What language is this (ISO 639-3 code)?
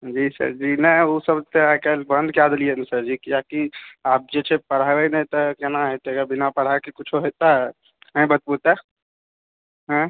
mai